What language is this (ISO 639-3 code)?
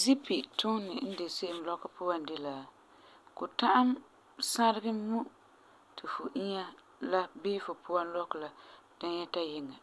gur